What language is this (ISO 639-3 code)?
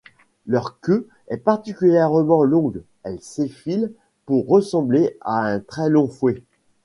fra